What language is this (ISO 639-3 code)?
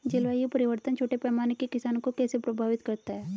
hin